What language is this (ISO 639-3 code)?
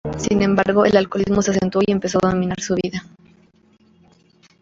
spa